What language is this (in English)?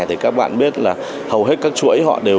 Vietnamese